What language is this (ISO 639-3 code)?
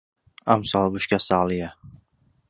ckb